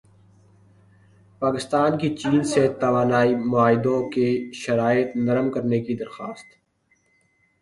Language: Urdu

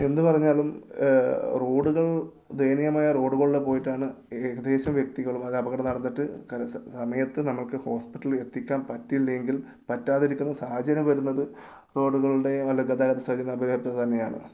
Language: Malayalam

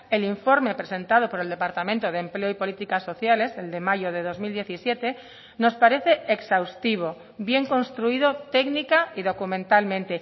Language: Spanish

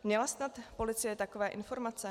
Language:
Czech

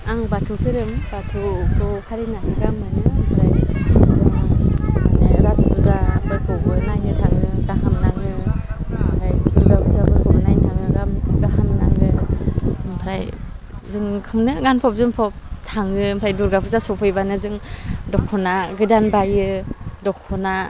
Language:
Bodo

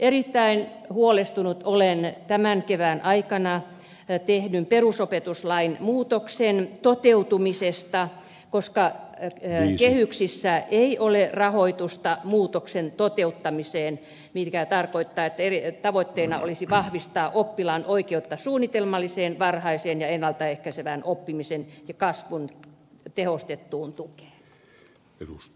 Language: Finnish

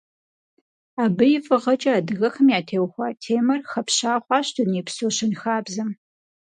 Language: Kabardian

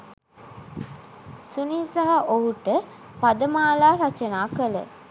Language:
Sinhala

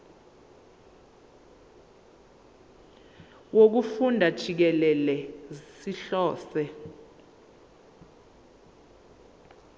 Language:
Zulu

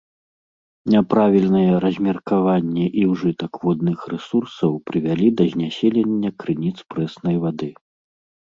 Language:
Belarusian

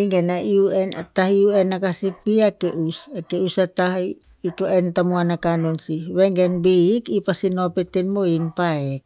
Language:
Tinputz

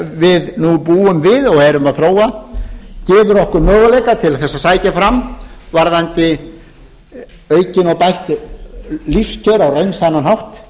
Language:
Icelandic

